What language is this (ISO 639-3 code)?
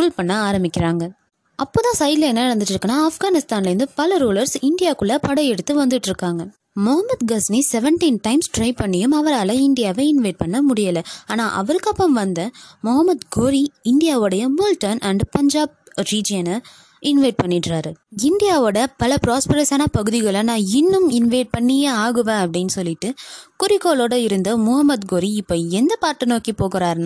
tam